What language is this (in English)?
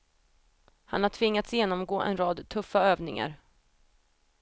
Swedish